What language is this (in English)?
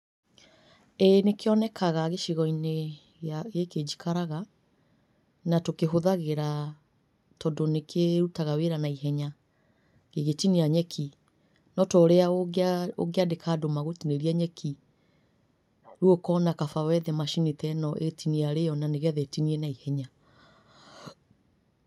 Kikuyu